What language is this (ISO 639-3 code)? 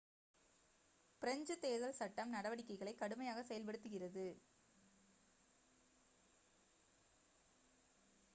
tam